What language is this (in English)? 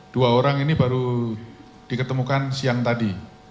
Indonesian